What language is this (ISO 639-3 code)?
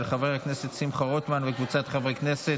heb